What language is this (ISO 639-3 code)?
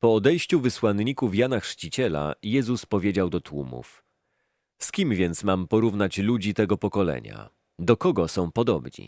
pol